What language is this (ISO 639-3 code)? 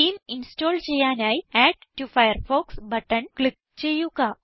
mal